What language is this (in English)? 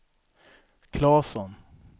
Swedish